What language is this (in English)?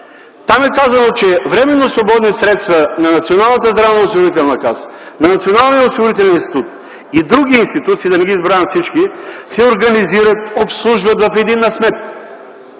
Bulgarian